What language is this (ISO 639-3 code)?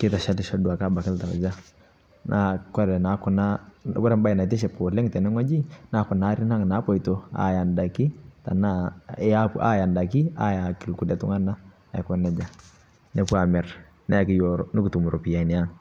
mas